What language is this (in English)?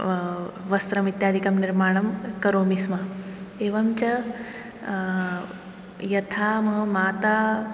Sanskrit